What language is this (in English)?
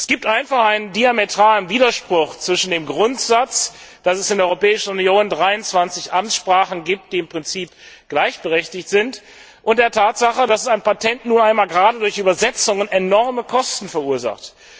German